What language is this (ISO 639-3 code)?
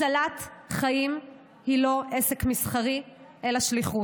heb